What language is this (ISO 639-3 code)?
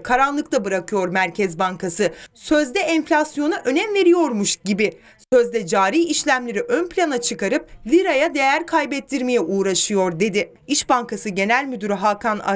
tur